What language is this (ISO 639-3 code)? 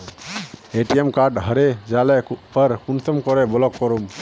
mag